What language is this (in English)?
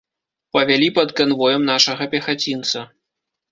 Belarusian